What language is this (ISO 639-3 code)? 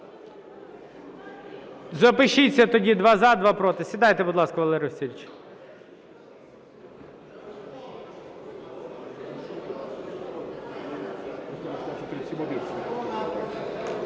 ukr